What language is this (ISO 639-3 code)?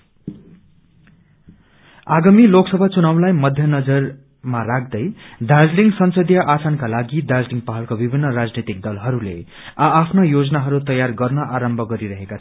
nep